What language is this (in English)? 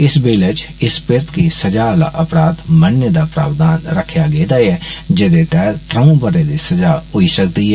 Dogri